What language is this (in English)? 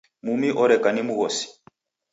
Taita